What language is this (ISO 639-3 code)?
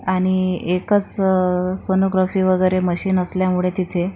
mar